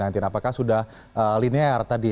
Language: Indonesian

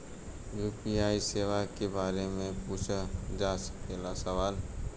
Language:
Bhojpuri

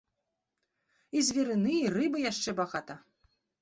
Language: Belarusian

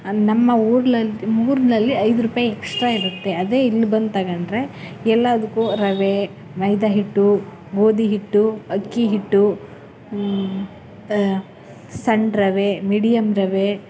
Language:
Kannada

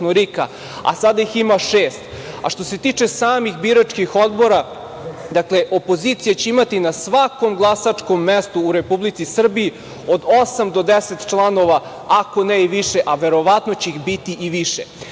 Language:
Serbian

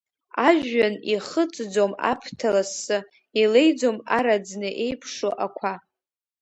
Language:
Abkhazian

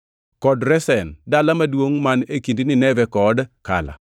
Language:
Luo (Kenya and Tanzania)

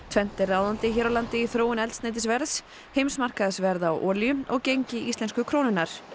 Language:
Icelandic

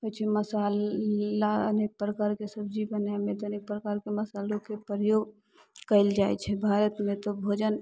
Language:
Maithili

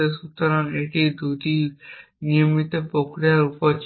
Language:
Bangla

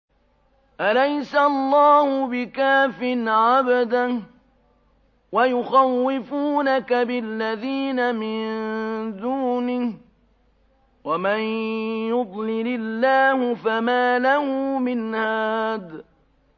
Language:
Arabic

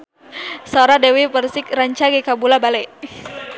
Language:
Sundanese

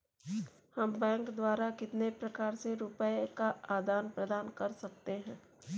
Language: Hindi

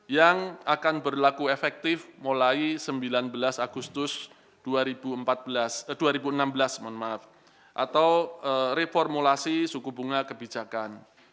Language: Indonesian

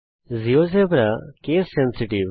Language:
Bangla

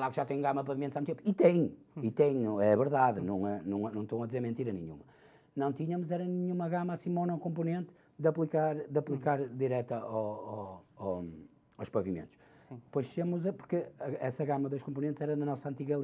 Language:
Portuguese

